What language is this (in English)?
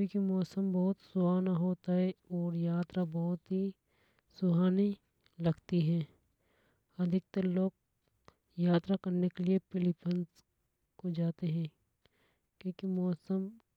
Hadothi